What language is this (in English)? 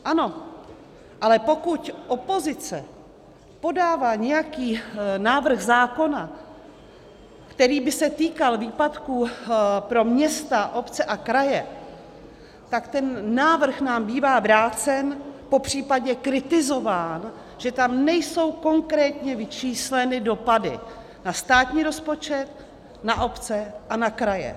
Czech